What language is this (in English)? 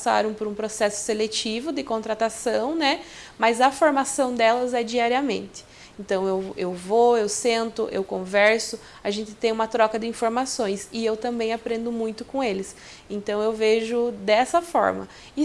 Portuguese